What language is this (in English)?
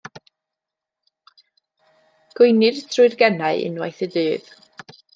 Welsh